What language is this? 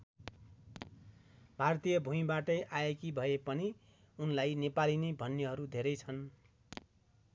Nepali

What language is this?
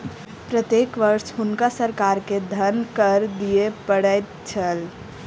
Maithili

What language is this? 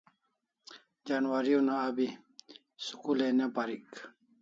Kalasha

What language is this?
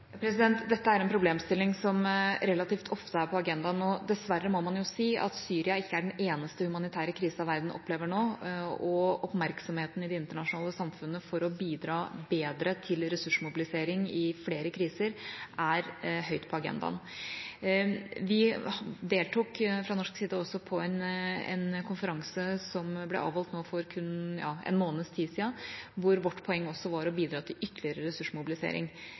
Norwegian Bokmål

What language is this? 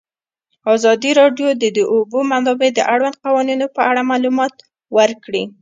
Pashto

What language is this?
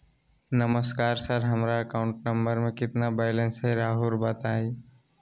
Magahi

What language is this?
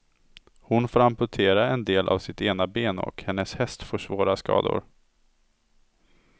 Swedish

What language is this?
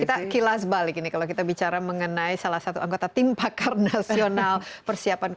Indonesian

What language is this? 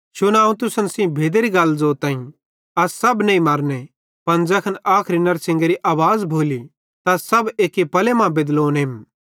Bhadrawahi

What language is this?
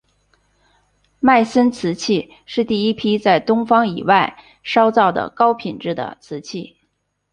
Chinese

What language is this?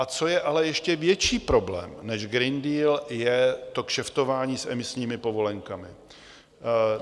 Czech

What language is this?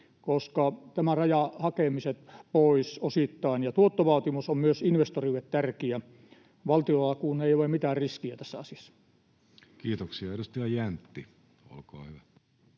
Finnish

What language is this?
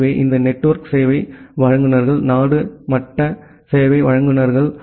Tamil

